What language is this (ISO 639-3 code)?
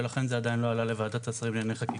heb